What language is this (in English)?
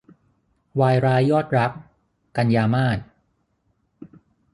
Thai